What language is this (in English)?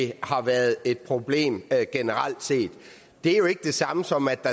Danish